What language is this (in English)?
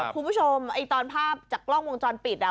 Thai